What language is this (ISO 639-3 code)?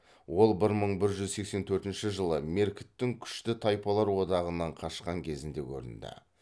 kaz